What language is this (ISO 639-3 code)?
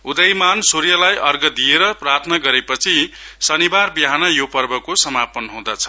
nep